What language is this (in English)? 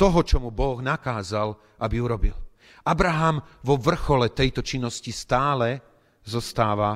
Slovak